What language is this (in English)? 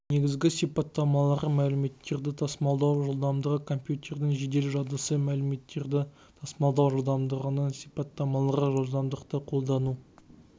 Kazakh